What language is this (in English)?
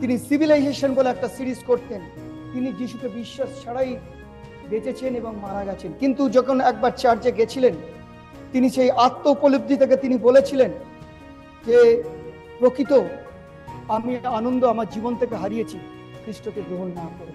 Bangla